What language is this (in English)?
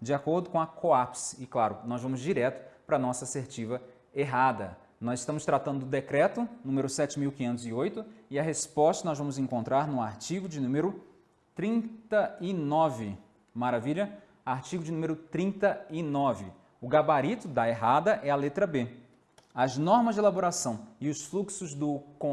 Portuguese